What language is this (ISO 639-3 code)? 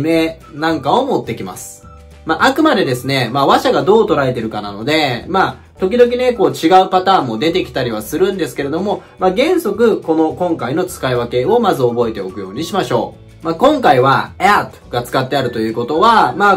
jpn